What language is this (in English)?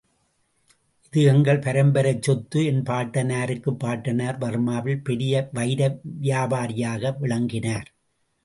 Tamil